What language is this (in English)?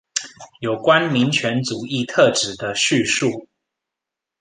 Chinese